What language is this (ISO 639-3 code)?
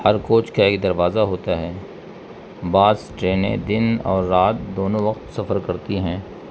urd